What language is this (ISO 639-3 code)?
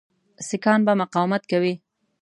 pus